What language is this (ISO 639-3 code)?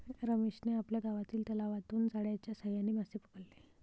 mar